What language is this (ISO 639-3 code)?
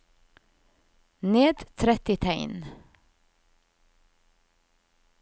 nor